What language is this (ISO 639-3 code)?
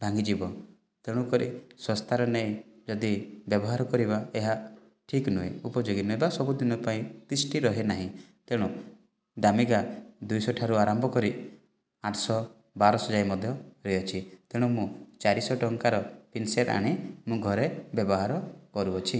ori